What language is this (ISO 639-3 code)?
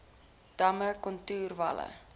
afr